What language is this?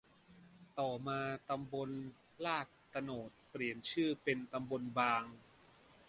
Thai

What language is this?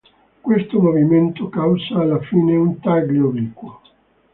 Italian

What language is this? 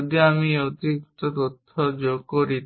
Bangla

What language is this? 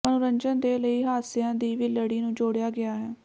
Punjabi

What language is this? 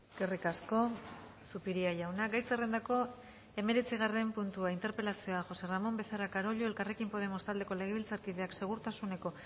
Basque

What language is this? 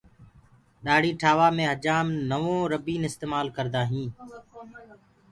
Gurgula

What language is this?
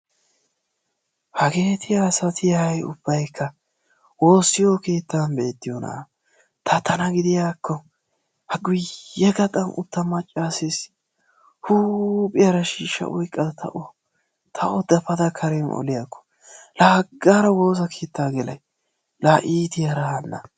Wolaytta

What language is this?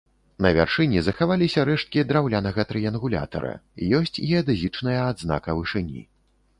Belarusian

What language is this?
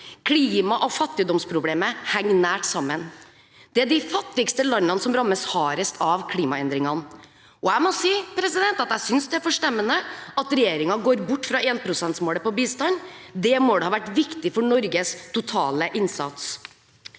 Norwegian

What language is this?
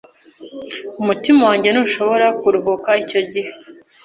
Kinyarwanda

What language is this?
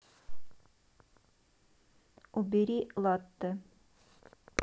Russian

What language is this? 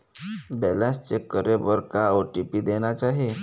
Chhattisgarhi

